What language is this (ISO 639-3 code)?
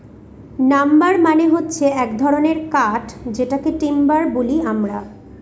ben